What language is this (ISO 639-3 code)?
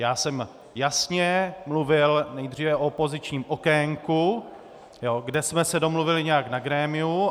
ces